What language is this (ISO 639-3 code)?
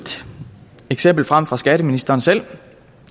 dan